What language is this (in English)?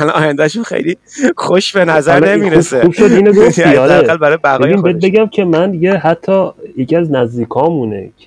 Persian